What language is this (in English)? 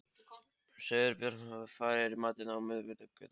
Icelandic